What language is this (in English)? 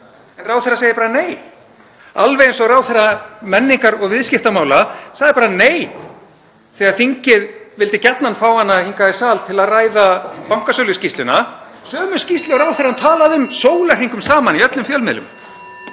Icelandic